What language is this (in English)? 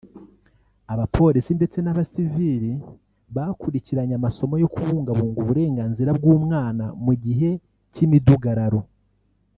Kinyarwanda